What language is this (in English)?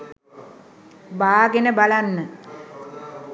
Sinhala